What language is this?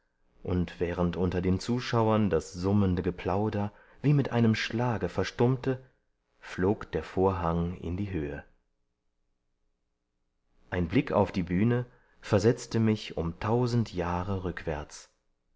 German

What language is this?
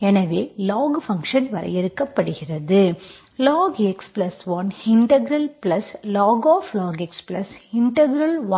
Tamil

